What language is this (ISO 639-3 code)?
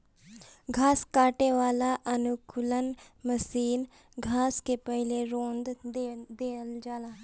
bho